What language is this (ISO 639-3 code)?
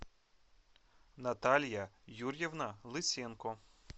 rus